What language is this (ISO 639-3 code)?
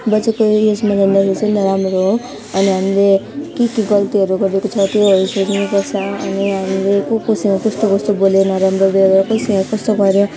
nep